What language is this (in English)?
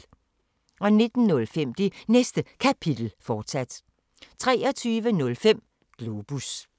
Danish